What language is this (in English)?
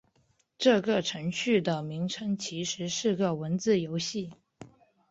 Chinese